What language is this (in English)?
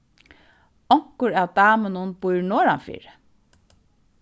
Faroese